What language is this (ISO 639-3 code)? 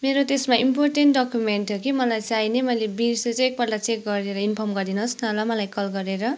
nep